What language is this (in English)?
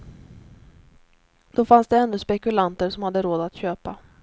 Swedish